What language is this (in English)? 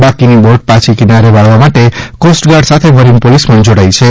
Gujarati